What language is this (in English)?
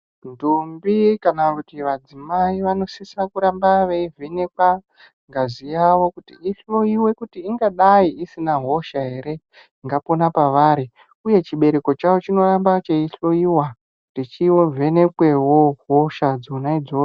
Ndau